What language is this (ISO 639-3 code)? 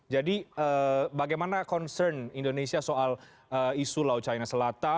ind